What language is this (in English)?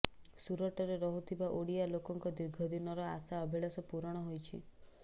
Odia